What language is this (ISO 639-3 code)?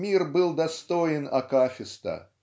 rus